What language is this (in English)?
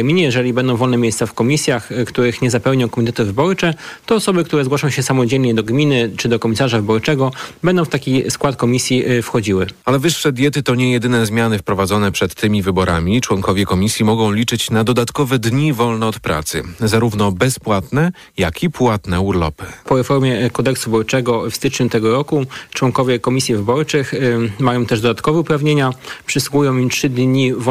Polish